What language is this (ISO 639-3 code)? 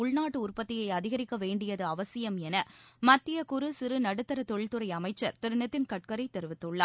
tam